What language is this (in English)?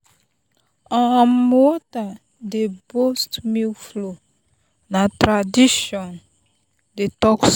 Nigerian Pidgin